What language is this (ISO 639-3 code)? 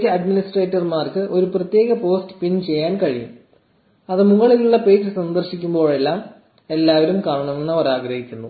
mal